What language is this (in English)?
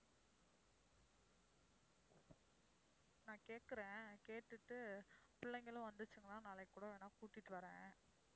Tamil